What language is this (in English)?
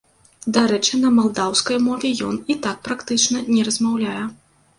Belarusian